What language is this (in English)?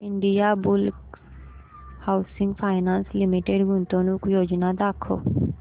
Marathi